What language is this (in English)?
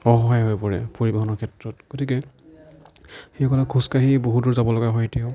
Assamese